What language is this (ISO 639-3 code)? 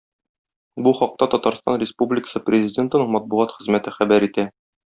tat